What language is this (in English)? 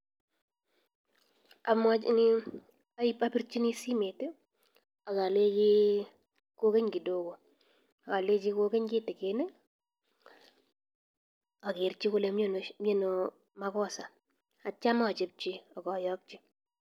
Kalenjin